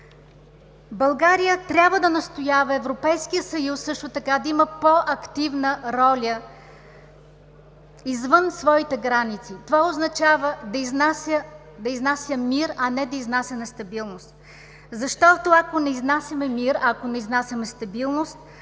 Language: Bulgarian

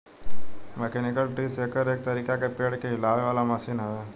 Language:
Bhojpuri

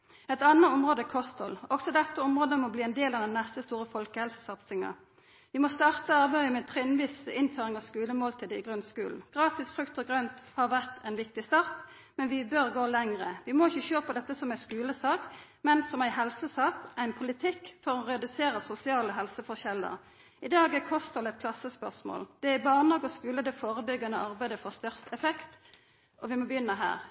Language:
Norwegian Nynorsk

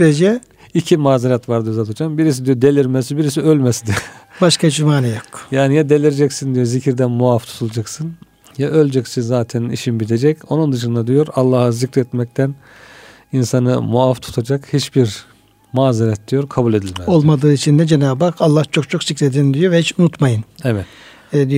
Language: Turkish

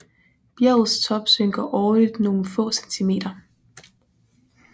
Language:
Danish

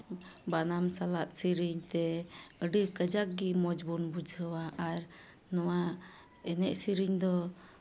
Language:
Santali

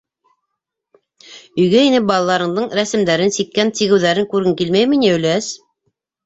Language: Bashkir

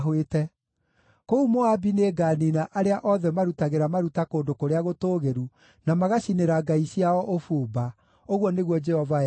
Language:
Kikuyu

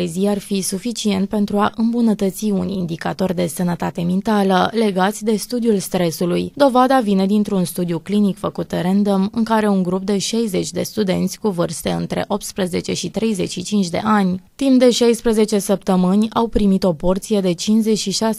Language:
Romanian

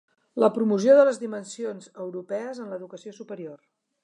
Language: Catalan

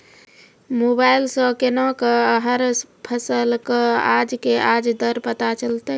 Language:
Maithili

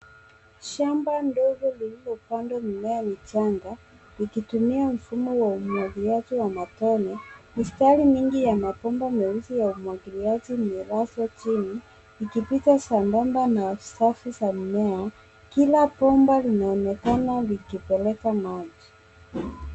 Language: Swahili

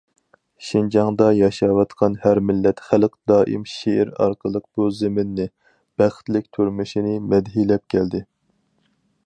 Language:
Uyghur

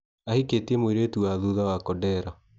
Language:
Kikuyu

